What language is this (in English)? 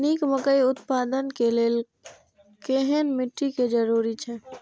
Maithili